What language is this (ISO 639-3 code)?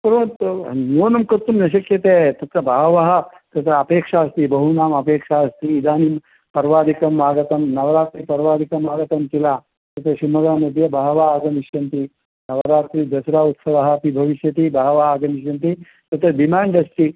san